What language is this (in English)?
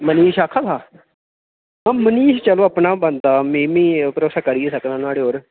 Dogri